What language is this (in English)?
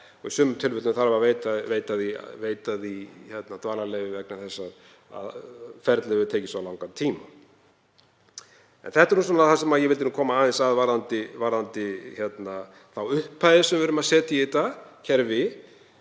Icelandic